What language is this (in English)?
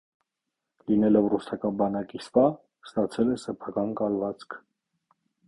Armenian